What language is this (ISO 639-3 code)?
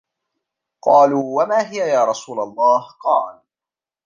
ara